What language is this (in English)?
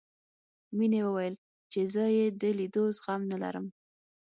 Pashto